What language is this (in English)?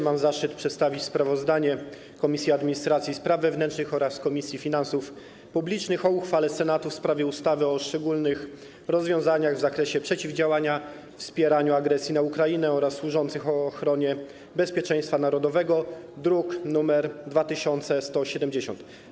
Polish